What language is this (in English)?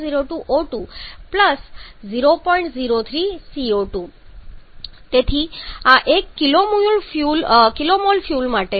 Gujarati